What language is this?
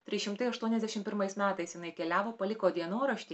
Lithuanian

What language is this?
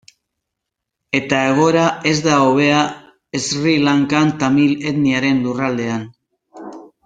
Basque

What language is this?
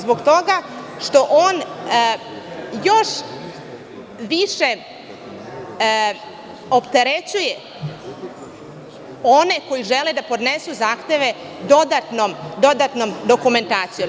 Serbian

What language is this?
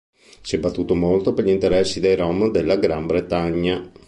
Italian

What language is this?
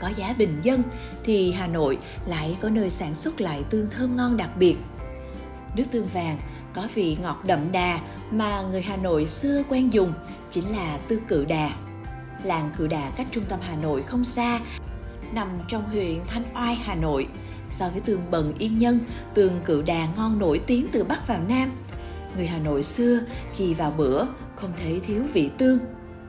Vietnamese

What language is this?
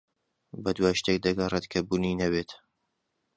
Central Kurdish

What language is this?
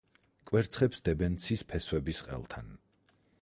Georgian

